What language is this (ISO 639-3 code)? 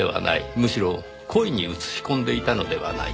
jpn